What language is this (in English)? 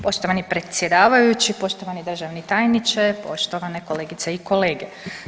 Croatian